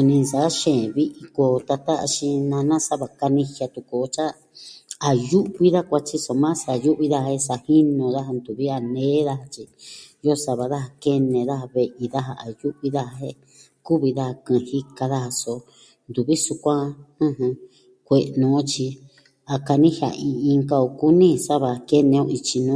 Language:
Southwestern Tlaxiaco Mixtec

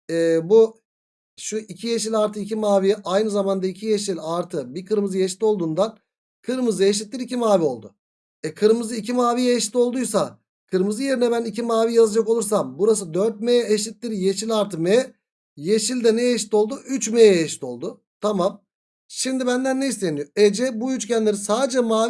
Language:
Turkish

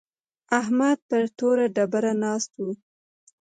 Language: Pashto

